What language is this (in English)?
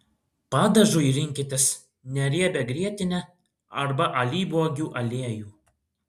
Lithuanian